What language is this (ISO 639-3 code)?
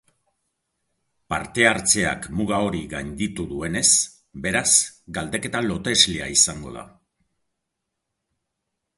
eus